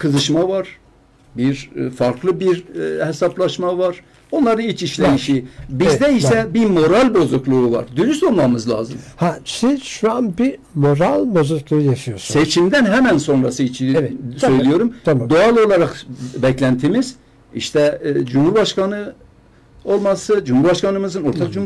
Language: Turkish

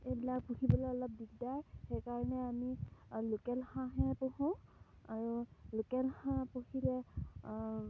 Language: Assamese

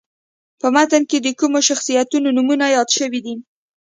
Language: Pashto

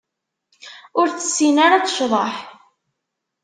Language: Kabyle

